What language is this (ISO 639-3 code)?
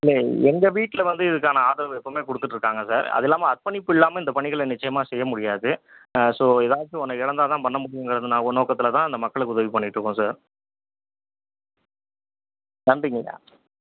tam